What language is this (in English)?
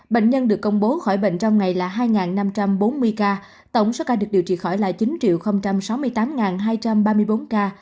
Vietnamese